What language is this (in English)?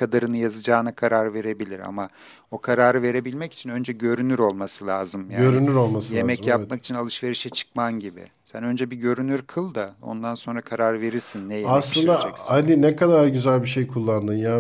Turkish